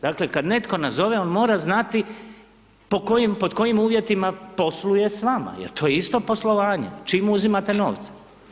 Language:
Croatian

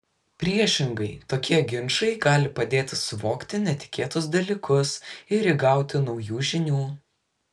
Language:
Lithuanian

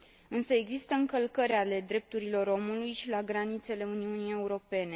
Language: Romanian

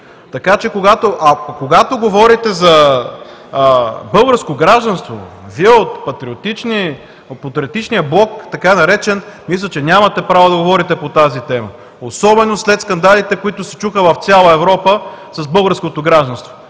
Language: Bulgarian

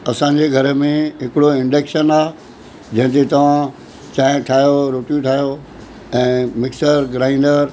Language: Sindhi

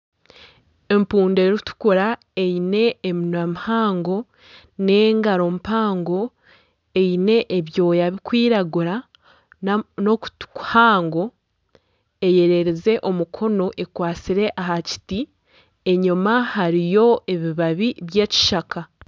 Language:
Nyankole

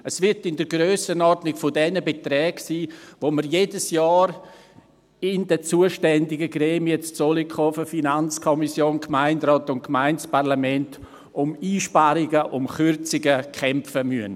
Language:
Swiss German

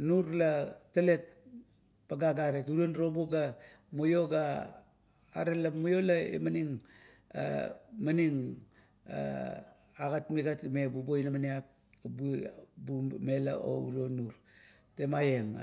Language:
Kuot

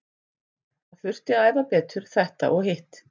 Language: Icelandic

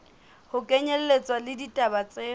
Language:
Southern Sotho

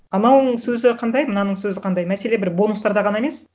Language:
Kazakh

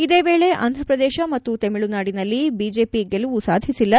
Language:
Kannada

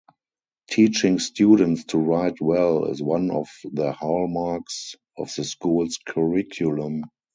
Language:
English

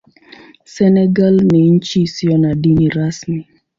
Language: Swahili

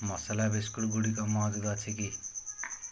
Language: Odia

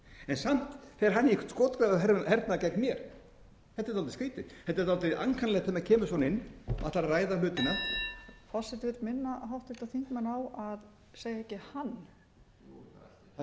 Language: Icelandic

